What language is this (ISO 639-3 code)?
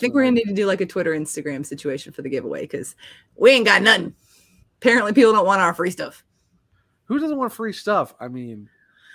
eng